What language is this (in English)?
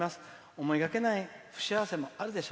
Japanese